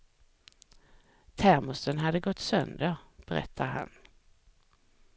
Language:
Swedish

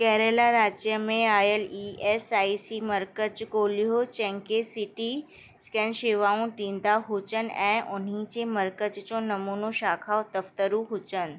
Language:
Sindhi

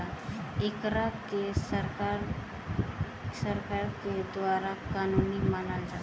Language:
Bhojpuri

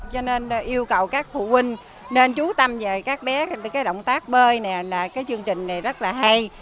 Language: Vietnamese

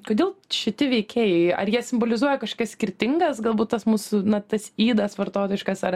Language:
Lithuanian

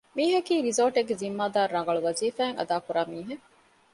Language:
Divehi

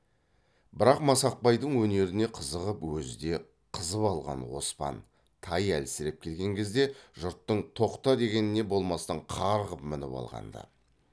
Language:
Kazakh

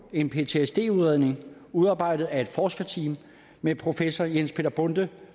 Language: Danish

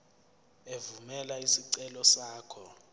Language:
Zulu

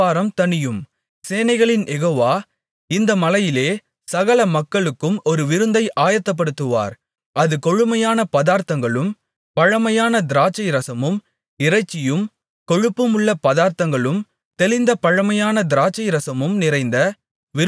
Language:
Tamil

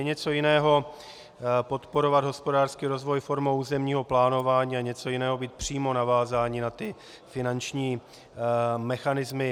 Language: Czech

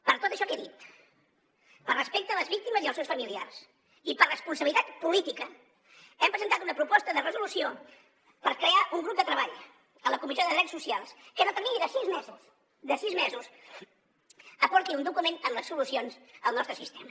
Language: Catalan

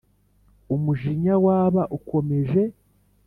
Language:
Kinyarwanda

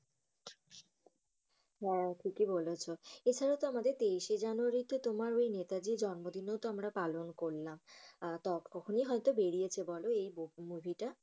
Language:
Bangla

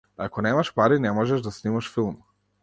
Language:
Macedonian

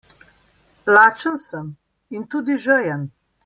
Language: Slovenian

